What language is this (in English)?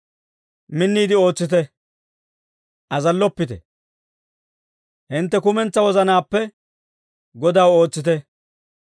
Dawro